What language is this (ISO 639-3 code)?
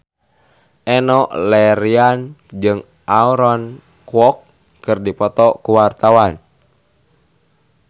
sun